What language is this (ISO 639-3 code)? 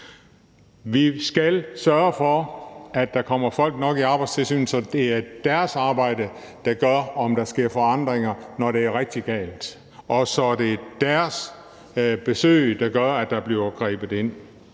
dan